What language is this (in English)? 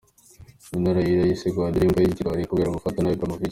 Kinyarwanda